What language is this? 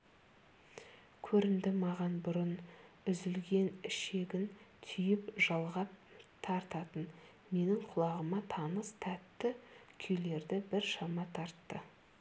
Kazakh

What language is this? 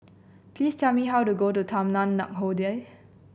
English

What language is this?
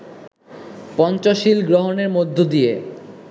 Bangla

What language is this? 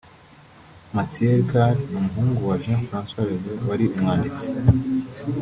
Kinyarwanda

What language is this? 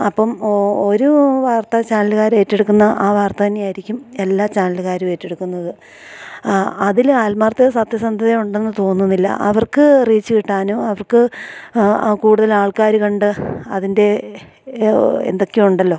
Malayalam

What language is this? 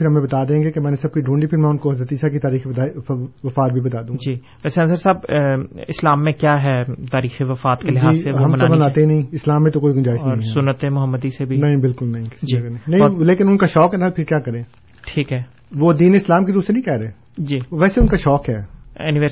Urdu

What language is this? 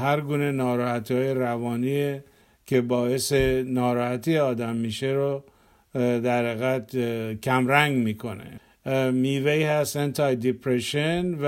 Persian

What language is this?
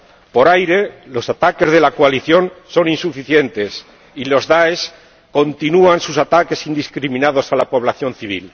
Spanish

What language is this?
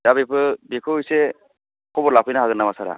Bodo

